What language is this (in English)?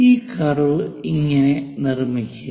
Malayalam